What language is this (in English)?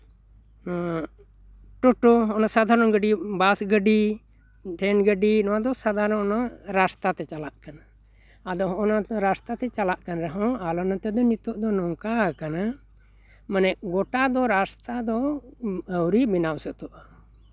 Santali